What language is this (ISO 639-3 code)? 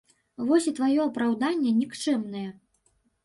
bel